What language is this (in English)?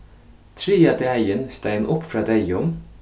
Faroese